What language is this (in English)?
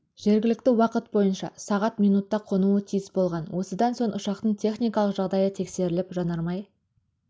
Kazakh